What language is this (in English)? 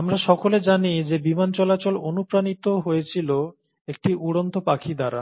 Bangla